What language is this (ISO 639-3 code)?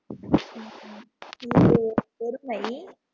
tam